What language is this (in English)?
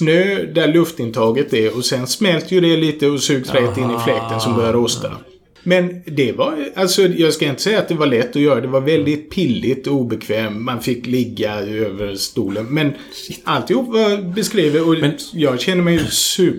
Swedish